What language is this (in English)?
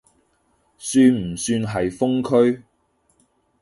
Cantonese